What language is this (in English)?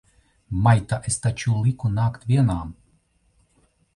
Latvian